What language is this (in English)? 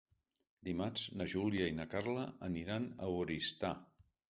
Catalan